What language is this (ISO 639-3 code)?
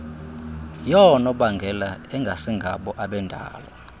xho